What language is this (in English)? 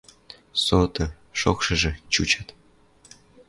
Western Mari